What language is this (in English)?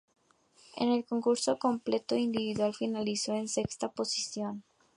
Spanish